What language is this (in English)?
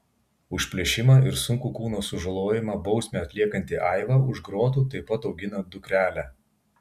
Lithuanian